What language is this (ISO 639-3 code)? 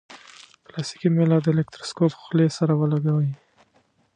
pus